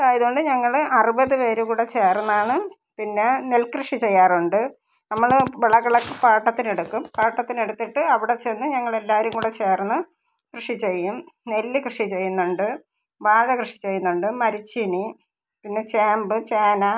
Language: Malayalam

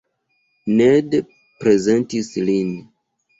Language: Esperanto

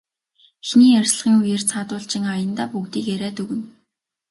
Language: Mongolian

